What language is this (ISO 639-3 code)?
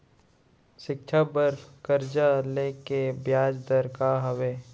hne